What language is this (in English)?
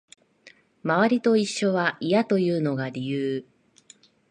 Japanese